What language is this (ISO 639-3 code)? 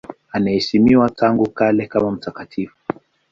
swa